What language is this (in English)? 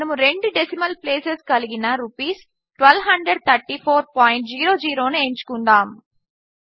Telugu